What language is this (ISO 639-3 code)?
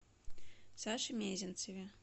rus